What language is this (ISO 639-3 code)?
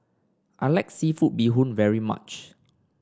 eng